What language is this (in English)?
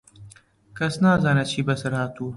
Central Kurdish